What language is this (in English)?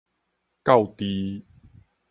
Min Nan Chinese